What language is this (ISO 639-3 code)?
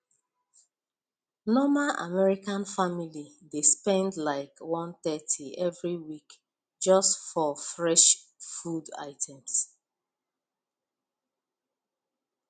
pcm